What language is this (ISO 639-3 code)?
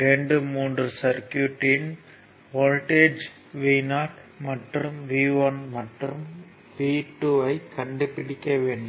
tam